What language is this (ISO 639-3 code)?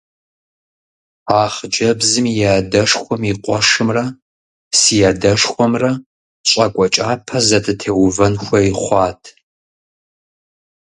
kbd